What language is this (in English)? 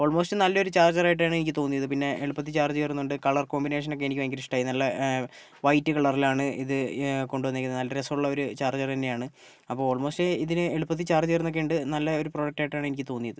Malayalam